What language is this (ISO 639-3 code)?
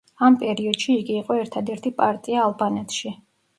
kat